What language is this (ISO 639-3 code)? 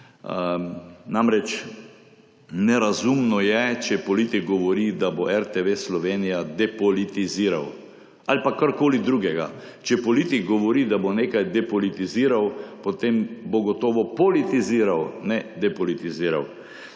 slv